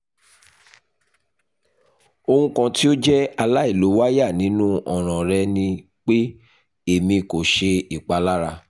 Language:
Yoruba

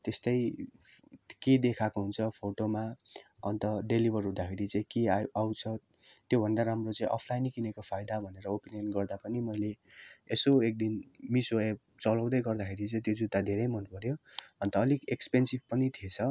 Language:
Nepali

